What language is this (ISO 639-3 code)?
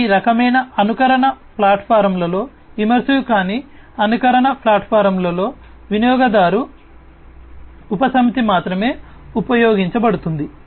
tel